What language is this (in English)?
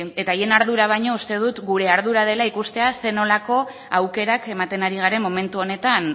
Basque